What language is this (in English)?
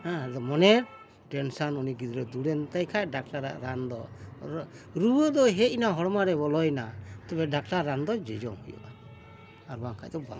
Santali